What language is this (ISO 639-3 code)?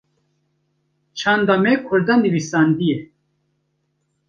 kur